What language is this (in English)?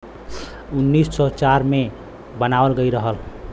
Bhojpuri